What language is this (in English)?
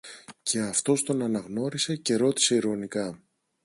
Greek